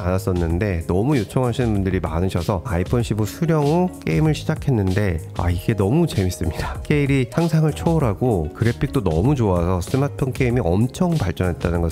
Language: Korean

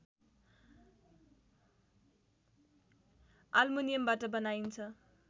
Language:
Nepali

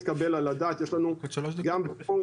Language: Hebrew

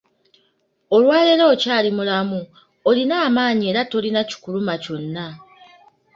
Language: Ganda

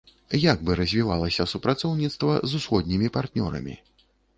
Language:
Belarusian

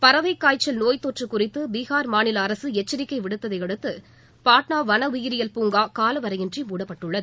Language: Tamil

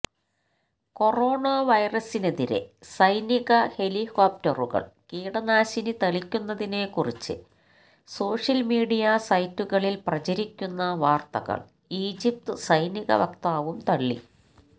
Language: Malayalam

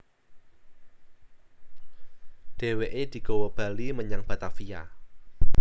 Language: Javanese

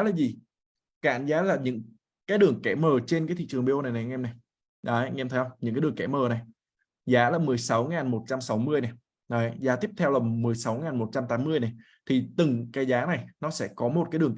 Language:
Vietnamese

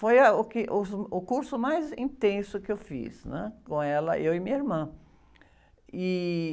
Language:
Portuguese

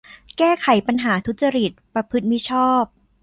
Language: Thai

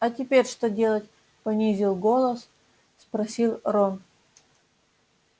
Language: Russian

